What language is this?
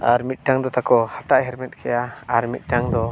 Santali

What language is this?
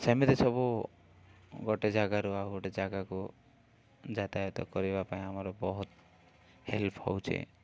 Odia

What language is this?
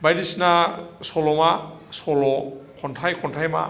Bodo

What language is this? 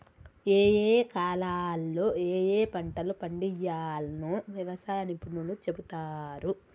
Telugu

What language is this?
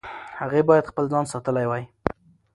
Pashto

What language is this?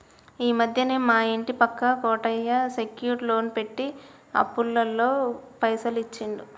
Telugu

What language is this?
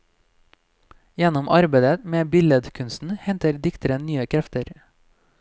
Norwegian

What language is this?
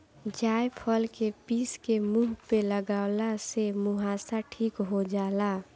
Bhojpuri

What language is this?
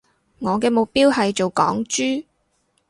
Cantonese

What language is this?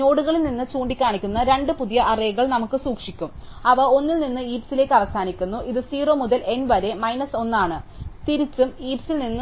Malayalam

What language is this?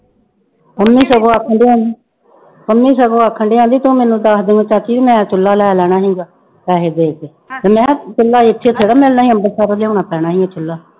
Punjabi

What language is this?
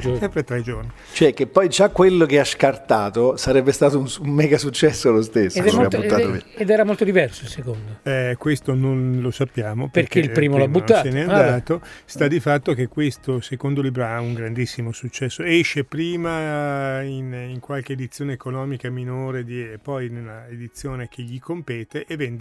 Italian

